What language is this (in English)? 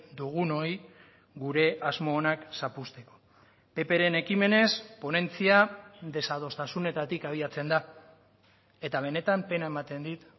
Basque